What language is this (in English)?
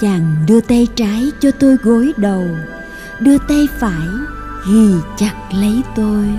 Vietnamese